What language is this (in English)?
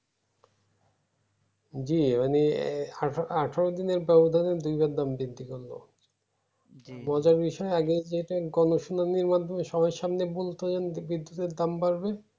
Bangla